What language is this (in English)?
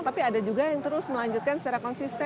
Indonesian